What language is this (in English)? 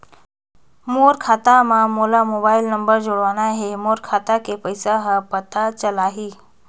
Chhattisgarhi